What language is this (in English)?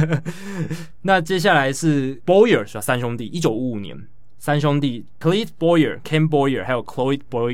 Chinese